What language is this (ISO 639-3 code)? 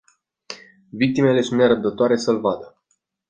ron